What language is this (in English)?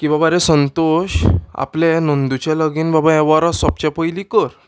Konkani